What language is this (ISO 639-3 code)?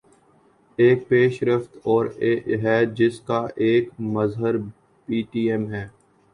urd